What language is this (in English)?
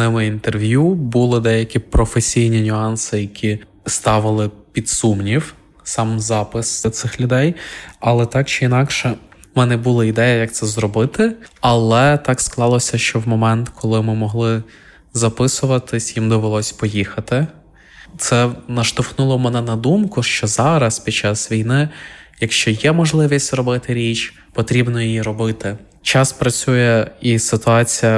Ukrainian